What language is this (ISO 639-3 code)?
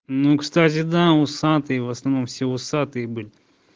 rus